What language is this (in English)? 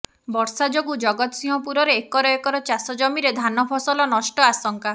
Odia